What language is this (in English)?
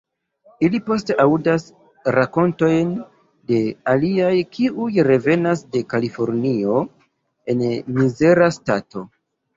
Esperanto